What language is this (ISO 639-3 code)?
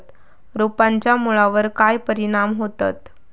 mar